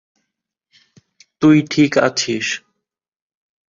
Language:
Bangla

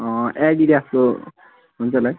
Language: Nepali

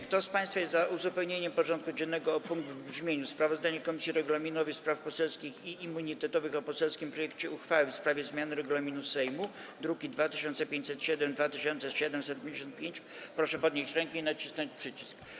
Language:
Polish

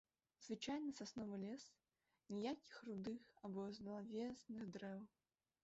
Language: Belarusian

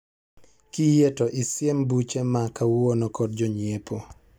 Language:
Luo (Kenya and Tanzania)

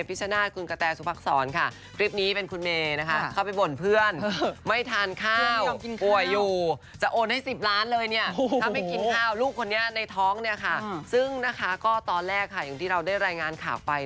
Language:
Thai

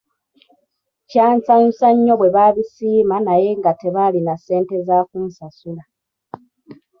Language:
Ganda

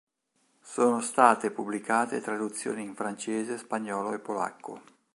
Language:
Italian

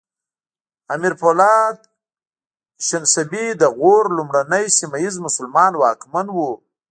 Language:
Pashto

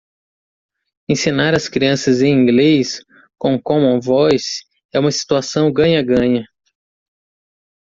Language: Portuguese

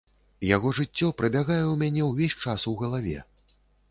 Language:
Belarusian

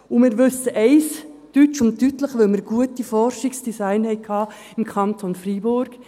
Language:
Swiss German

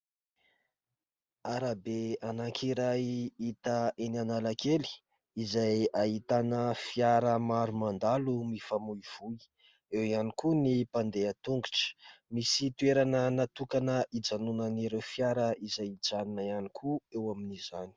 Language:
Malagasy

